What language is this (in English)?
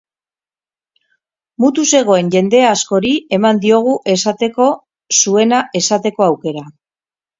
Basque